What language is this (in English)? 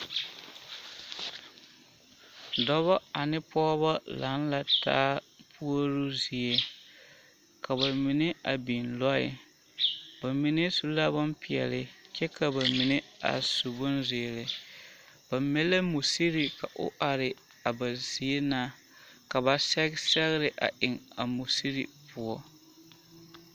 Southern Dagaare